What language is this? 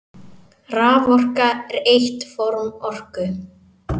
Icelandic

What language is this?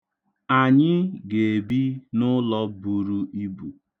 Igbo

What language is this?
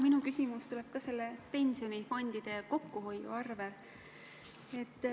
Estonian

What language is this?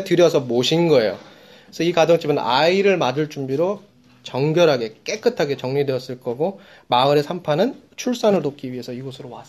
Korean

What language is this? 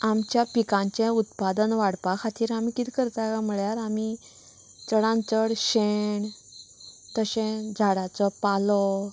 Konkani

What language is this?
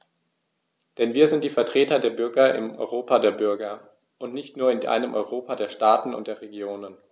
German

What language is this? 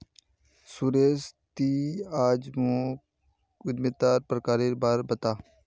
Magahi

